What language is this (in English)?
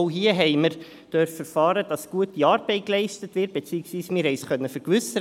Swiss German